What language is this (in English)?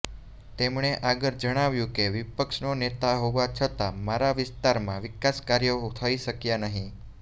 Gujarati